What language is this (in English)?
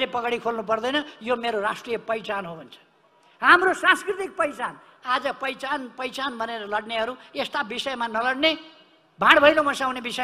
Romanian